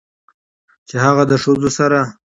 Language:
Pashto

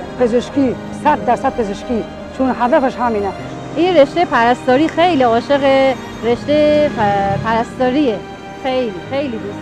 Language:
Persian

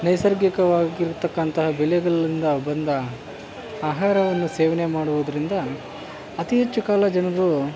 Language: Kannada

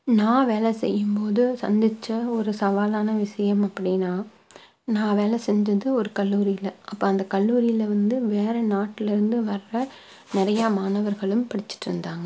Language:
Tamil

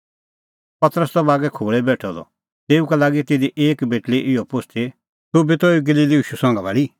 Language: Kullu Pahari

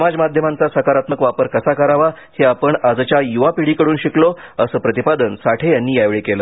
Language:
Marathi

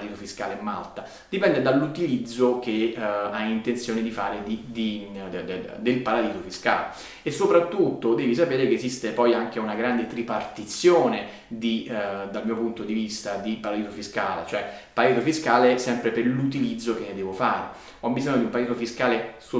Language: Italian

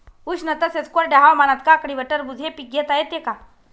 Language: Marathi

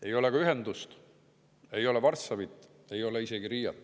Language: Estonian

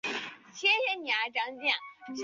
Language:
Chinese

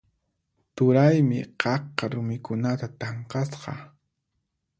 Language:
Puno Quechua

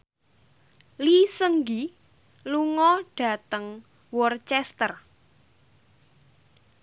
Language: Javanese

